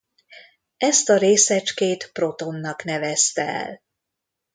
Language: Hungarian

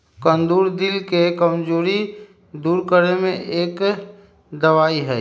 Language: Magahi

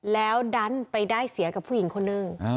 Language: Thai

